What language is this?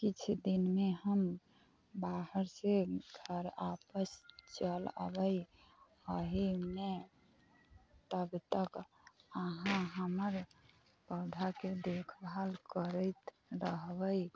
Maithili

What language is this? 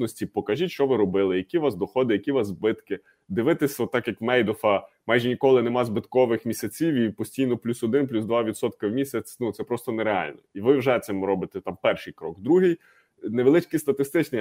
Ukrainian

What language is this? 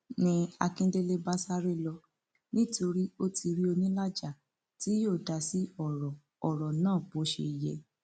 Yoruba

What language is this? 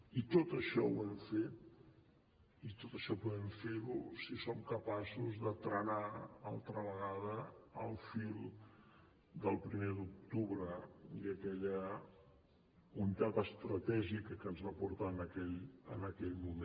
Catalan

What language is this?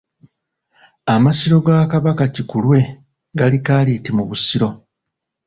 Ganda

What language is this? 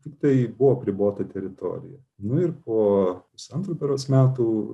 Lithuanian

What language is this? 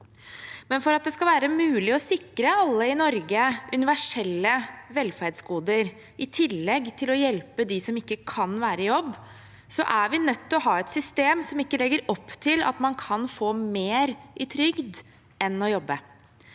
Norwegian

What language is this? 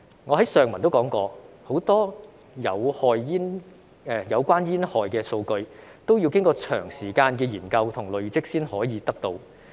Cantonese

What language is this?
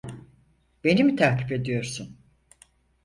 Turkish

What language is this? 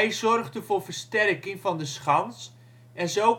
Dutch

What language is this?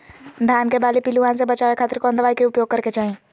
Magahi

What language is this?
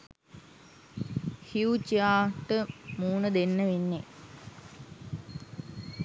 Sinhala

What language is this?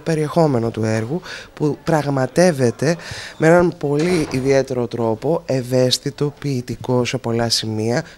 Greek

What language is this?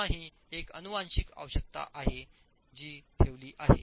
Marathi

